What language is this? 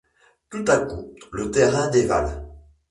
French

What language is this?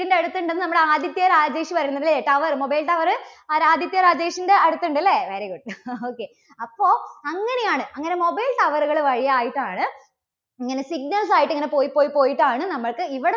Malayalam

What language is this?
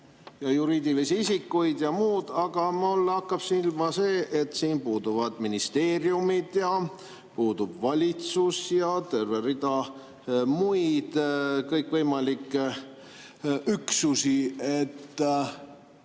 Estonian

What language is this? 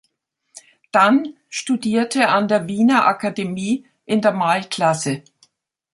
German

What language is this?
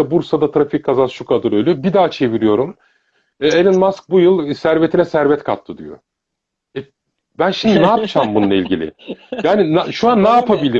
Turkish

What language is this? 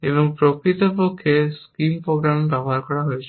Bangla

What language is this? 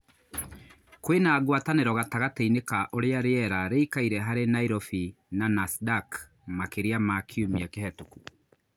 Kikuyu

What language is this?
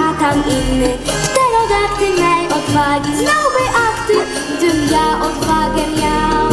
Polish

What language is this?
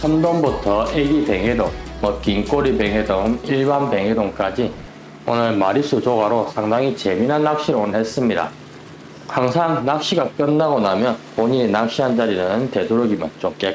Korean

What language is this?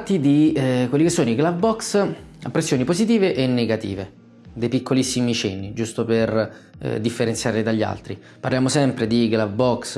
Italian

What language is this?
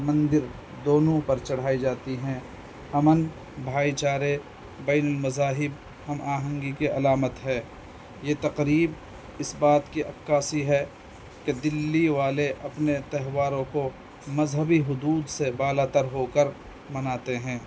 Urdu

